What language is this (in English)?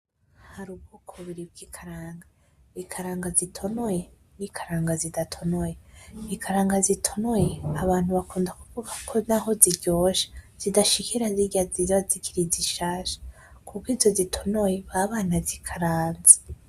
Rundi